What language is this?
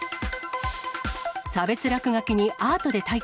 Japanese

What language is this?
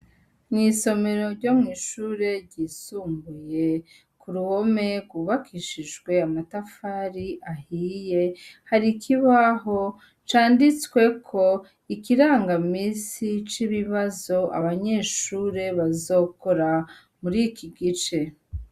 Rundi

